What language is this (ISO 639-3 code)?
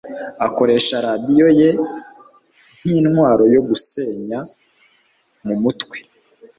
kin